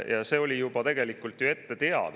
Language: Estonian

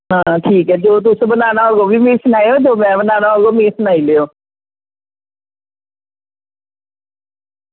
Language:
Dogri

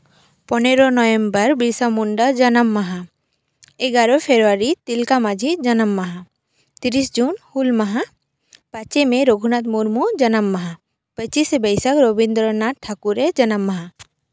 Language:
Santali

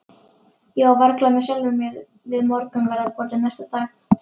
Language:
Icelandic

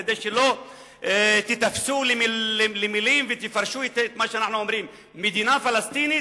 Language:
Hebrew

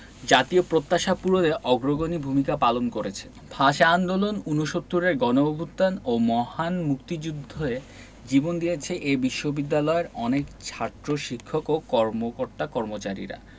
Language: Bangla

